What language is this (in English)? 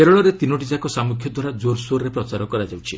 Odia